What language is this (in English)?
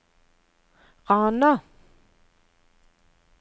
Norwegian